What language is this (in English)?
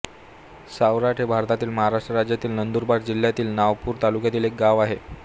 Marathi